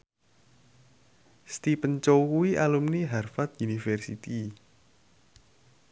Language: Javanese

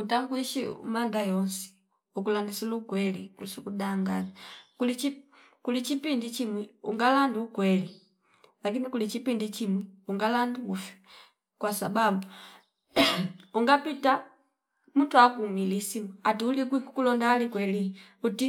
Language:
Fipa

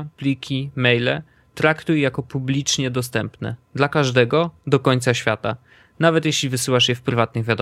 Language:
Polish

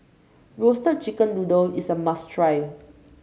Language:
English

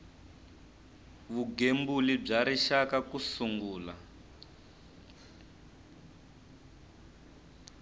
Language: Tsonga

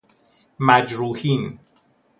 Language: Persian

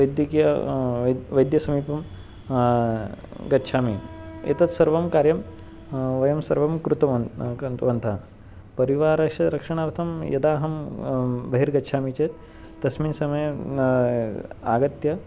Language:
Sanskrit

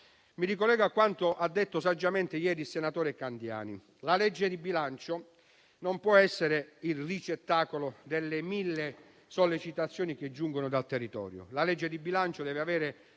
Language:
Italian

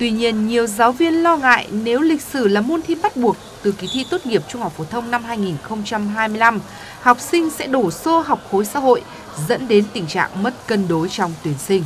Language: Vietnamese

